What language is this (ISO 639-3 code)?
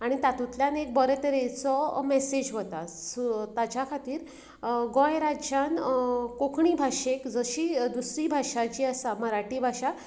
kok